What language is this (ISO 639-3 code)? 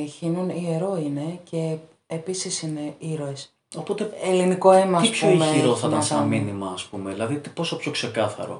ell